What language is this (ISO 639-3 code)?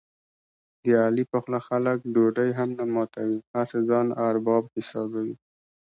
pus